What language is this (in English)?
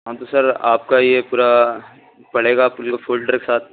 Urdu